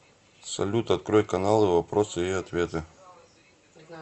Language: Russian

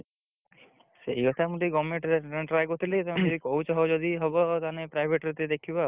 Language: Odia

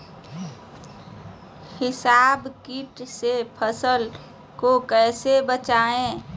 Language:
Magahi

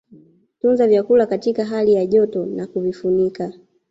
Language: Swahili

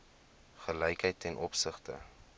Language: Afrikaans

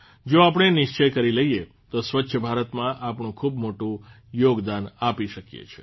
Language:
Gujarati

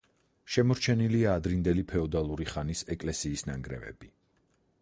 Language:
Georgian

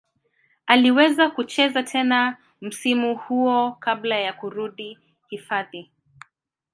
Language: Swahili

